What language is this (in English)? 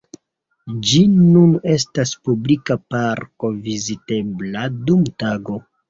Esperanto